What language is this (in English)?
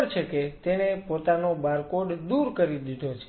Gujarati